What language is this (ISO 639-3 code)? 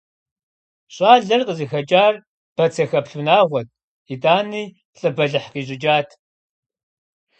kbd